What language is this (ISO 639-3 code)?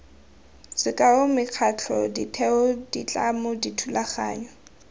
tsn